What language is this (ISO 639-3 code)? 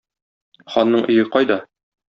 tat